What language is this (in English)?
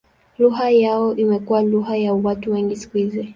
Swahili